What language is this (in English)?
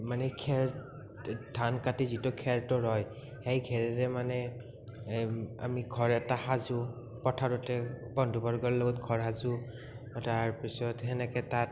Assamese